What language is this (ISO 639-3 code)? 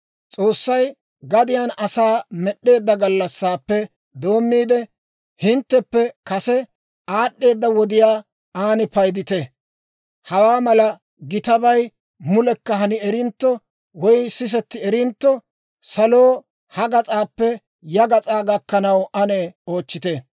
dwr